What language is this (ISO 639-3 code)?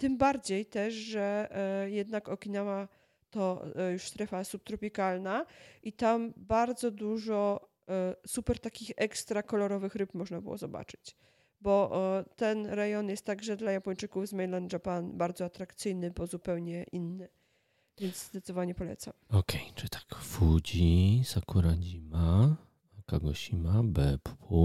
pol